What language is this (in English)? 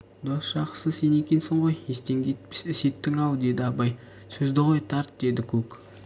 Kazakh